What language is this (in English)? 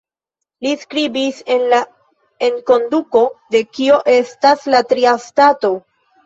Esperanto